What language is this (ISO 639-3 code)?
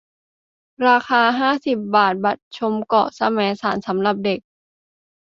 tha